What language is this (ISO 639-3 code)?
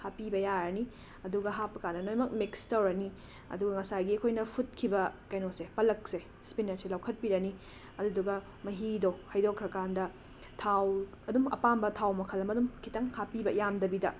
mni